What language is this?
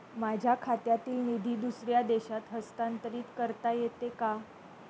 Marathi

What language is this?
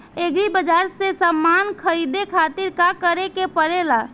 Bhojpuri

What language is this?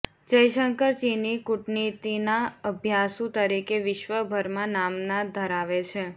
Gujarati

